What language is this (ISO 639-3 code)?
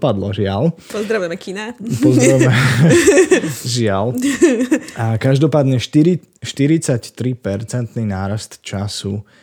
slk